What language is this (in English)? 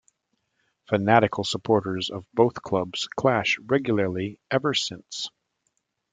English